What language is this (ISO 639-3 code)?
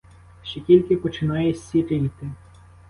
ukr